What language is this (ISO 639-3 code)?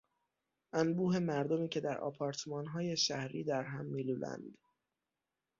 fas